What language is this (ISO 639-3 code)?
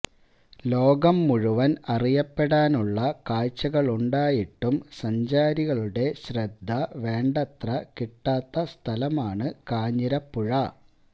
mal